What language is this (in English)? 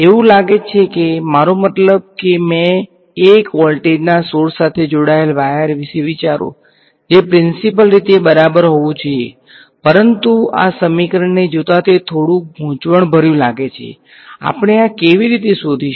Gujarati